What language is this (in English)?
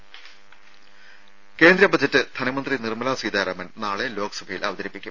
Malayalam